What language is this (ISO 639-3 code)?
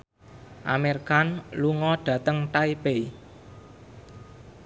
jav